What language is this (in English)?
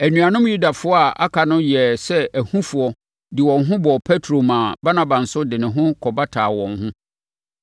Akan